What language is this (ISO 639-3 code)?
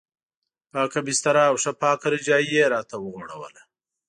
pus